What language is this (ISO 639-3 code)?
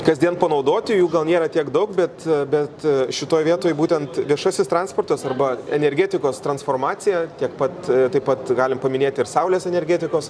lit